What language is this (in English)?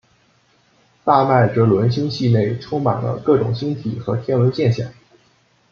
Chinese